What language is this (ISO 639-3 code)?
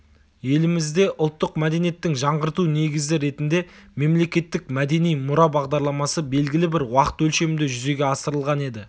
kaz